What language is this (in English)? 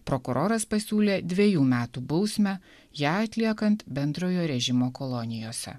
Lithuanian